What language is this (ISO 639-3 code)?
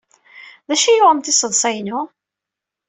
kab